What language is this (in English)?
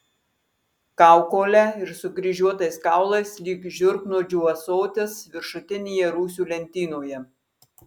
Lithuanian